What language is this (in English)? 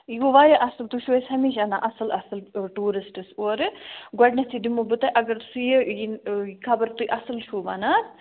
Kashmiri